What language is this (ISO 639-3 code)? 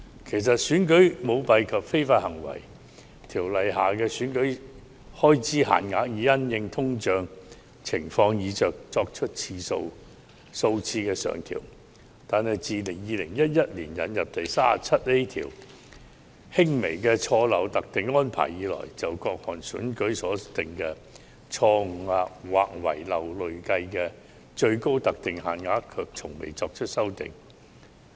yue